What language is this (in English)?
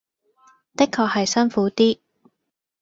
Cantonese